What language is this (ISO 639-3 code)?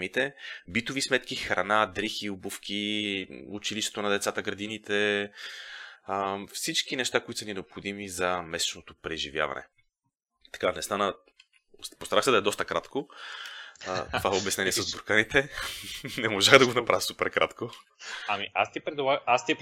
bul